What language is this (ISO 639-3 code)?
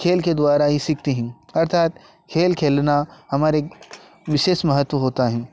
hin